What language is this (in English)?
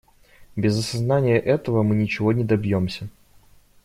Russian